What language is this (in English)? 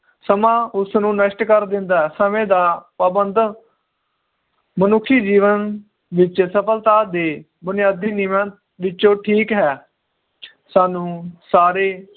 Punjabi